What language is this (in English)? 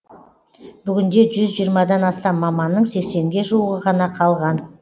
Kazakh